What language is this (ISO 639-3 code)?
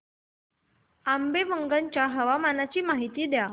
mar